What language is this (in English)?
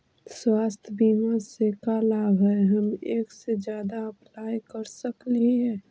Magahi